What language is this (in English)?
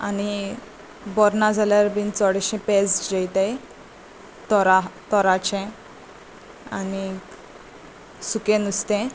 Konkani